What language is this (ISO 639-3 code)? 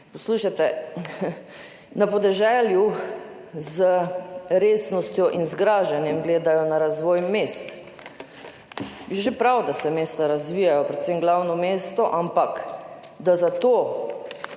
slv